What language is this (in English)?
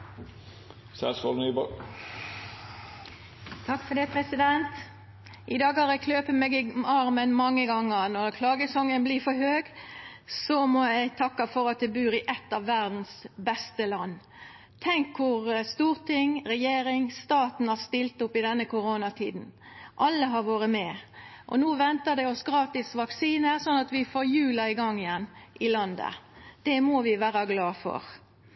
Norwegian Nynorsk